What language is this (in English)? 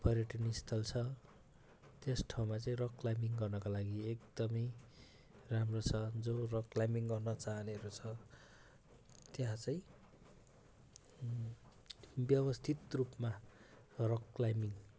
Nepali